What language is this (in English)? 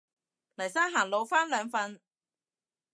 Cantonese